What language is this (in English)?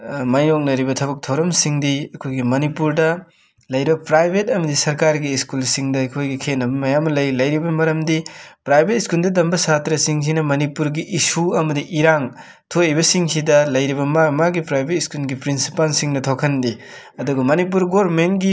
Manipuri